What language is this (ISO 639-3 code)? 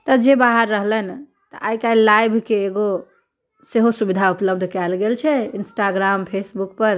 mai